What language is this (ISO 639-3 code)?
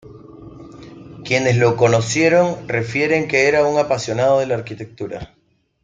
spa